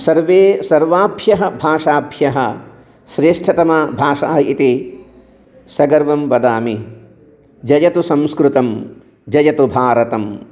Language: Sanskrit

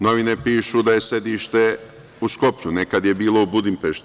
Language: Serbian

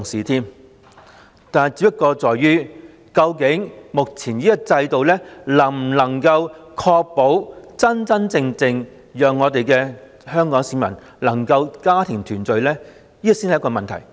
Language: Cantonese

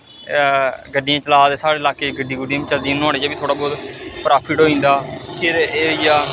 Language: Dogri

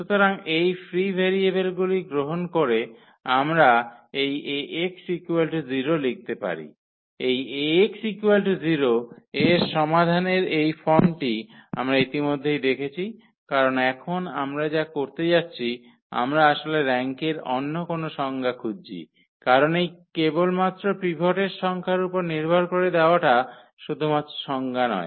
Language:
Bangla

